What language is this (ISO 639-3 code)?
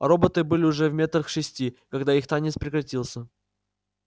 rus